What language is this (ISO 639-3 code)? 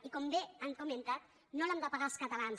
cat